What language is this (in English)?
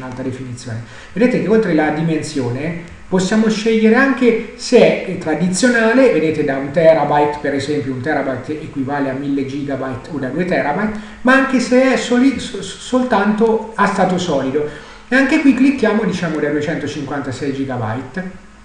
Italian